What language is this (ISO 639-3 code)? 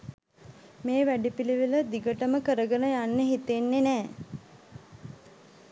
sin